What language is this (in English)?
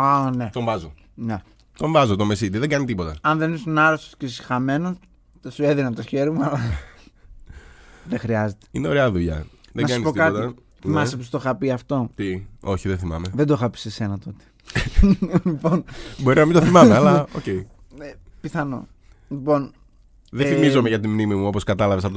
Greek